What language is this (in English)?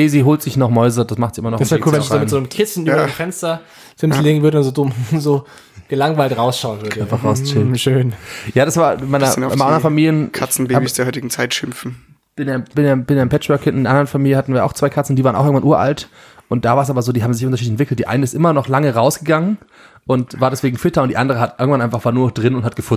German